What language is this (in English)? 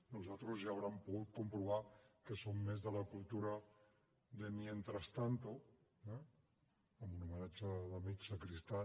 Catalan